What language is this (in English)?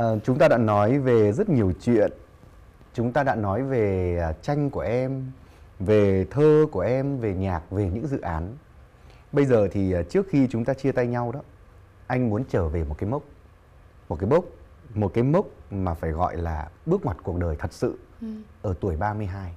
Vietnamese